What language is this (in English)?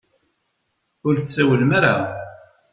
Kabyle